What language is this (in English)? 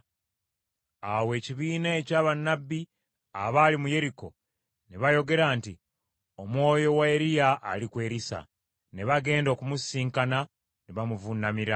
Ganda